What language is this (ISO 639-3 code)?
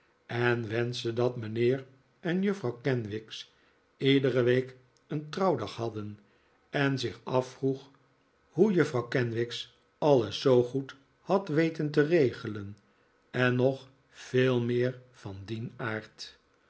nld